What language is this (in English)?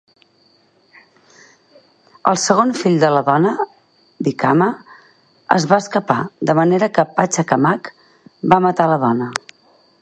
Catalan